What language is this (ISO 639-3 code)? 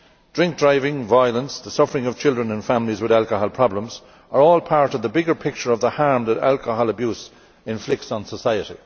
eng